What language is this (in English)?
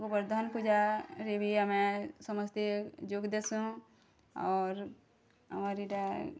Odia